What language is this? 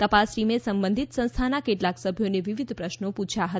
Gujarati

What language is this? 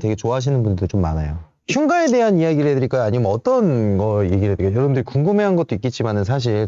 Korean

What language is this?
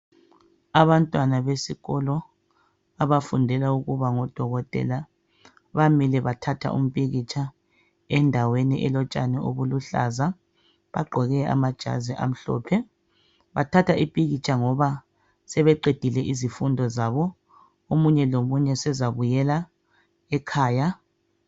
North Ndebele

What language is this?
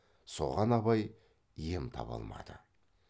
Kazakh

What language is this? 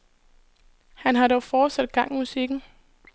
Danish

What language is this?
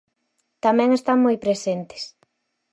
Galician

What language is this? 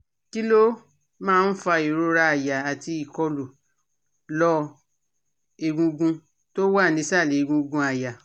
Yoruba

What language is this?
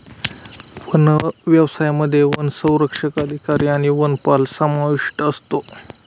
Marathi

